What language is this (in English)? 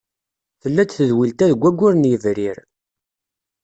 Kabyle